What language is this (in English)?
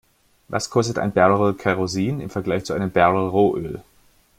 German